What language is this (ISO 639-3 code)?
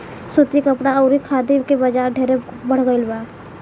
bho